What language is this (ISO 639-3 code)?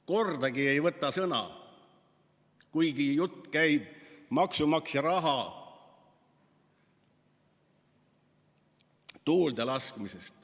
est